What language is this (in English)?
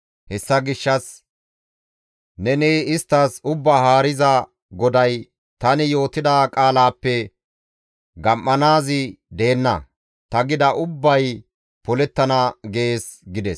Gamo